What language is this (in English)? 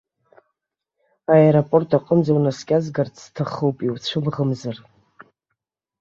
Abkhazian